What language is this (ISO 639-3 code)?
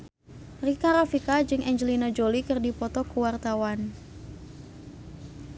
sun